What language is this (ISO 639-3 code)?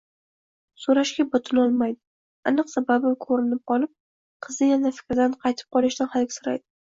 uzb